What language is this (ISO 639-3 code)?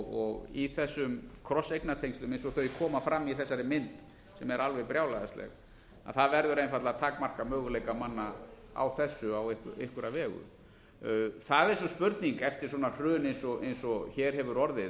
isl